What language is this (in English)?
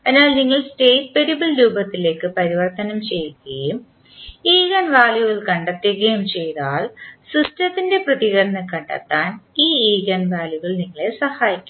Malayalam